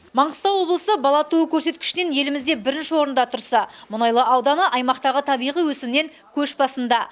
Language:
Kazakh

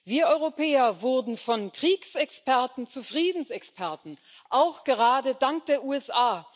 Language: German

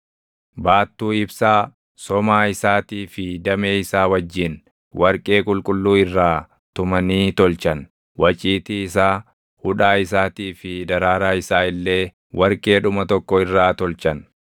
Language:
Oromo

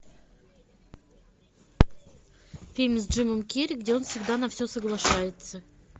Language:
Russian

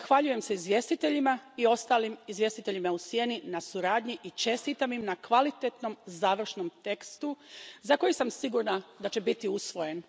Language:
Croatian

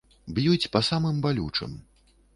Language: Belarusian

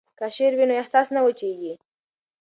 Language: Pashto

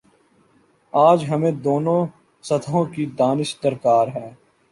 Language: Urdu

